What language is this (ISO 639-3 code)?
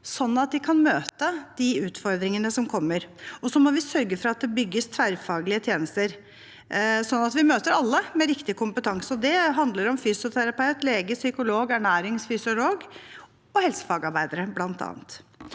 nor